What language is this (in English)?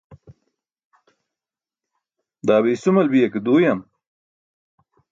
Burushaski